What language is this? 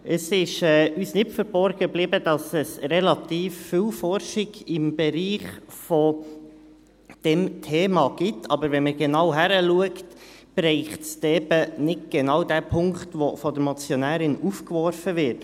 Swiss German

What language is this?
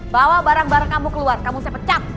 Indonesian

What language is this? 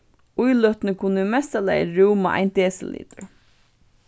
Faroese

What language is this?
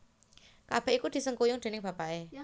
Javanese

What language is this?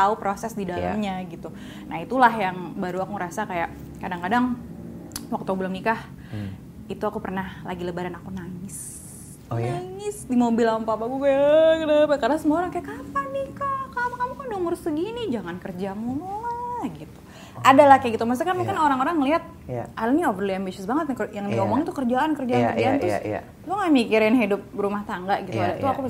Indonesian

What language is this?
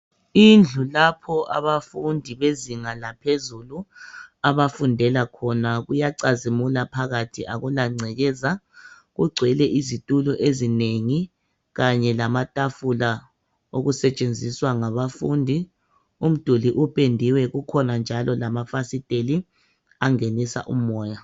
North Ndebele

